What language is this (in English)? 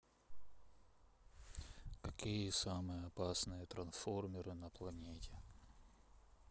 Russian